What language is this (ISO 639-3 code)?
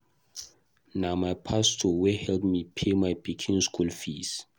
pcm